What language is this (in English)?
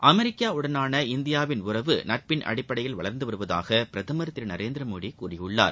Tamil